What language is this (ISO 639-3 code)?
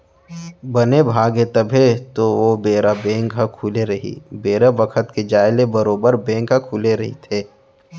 hne